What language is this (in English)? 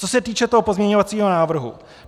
Czech